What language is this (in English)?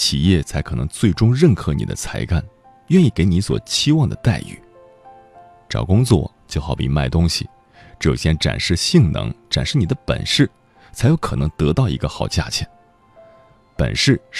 Chinese